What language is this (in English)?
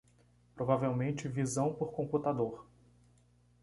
Portuguese